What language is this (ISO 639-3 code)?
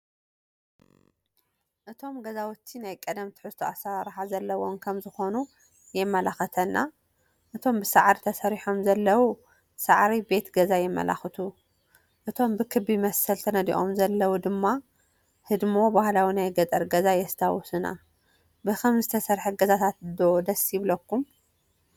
tir